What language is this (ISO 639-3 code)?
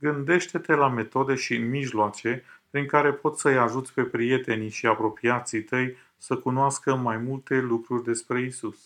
ron